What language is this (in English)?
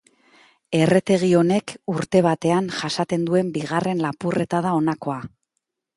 Basque